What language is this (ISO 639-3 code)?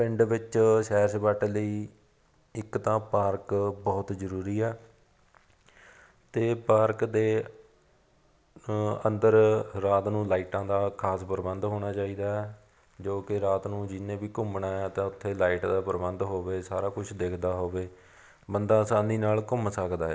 pan